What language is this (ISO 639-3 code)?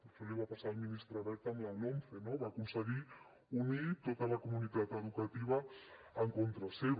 cat